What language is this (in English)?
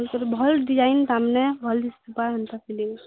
Odia